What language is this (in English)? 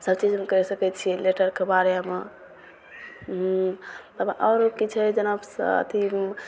Maithili